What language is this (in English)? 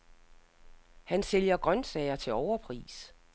Danish